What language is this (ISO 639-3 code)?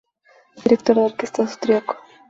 spa